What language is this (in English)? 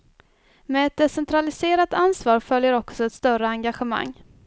Swedish